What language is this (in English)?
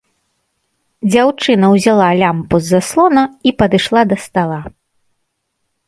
Belarusian